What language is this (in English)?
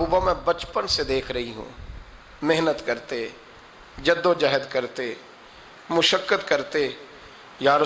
Urdu